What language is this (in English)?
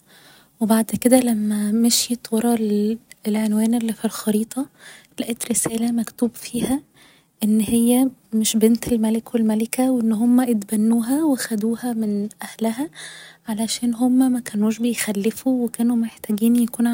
Egyptian Arabic